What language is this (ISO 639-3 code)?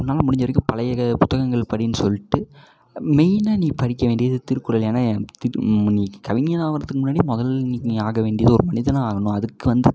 tam